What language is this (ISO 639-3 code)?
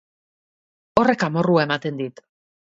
eus